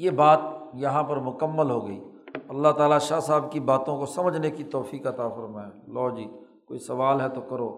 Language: Urdu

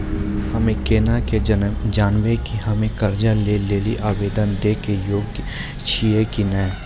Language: Maithili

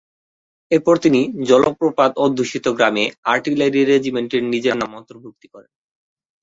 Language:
Bangla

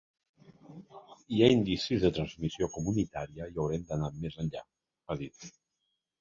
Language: Catalan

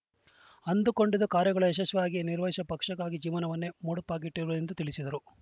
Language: Kannada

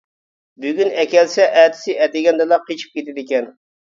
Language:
Uyghur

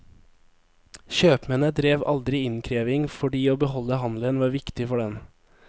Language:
Norwegian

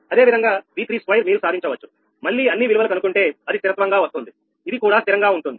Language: Telugu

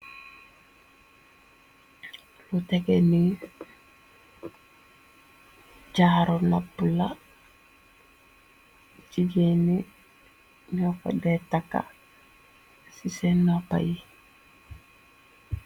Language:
Wolof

